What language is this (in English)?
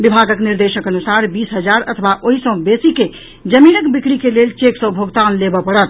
Maithili